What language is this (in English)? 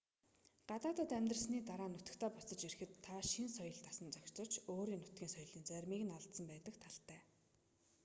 Mongolian